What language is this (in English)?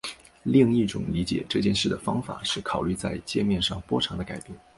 Chinese